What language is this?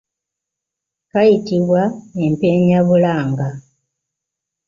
Ganda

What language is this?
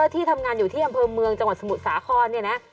Thai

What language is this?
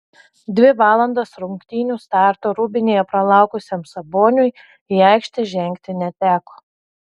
Lithuanian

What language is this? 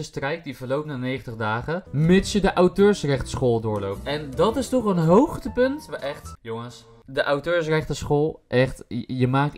Dutch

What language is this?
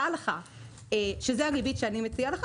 Hebrew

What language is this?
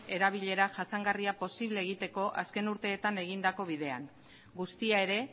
Basque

